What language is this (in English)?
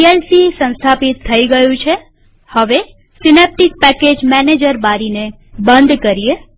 Gujarati